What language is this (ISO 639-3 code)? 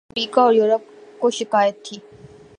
urd